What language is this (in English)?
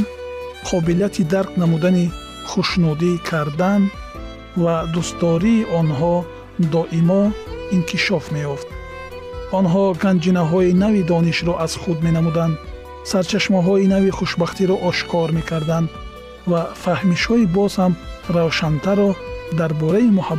Persian